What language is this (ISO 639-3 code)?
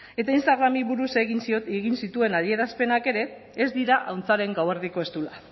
eus